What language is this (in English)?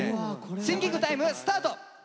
Japanese